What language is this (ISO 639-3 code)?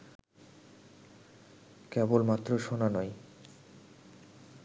ben